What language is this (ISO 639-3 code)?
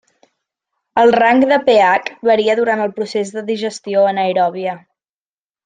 cat